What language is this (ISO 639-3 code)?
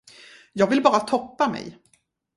swe